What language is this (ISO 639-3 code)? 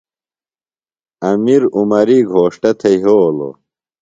phl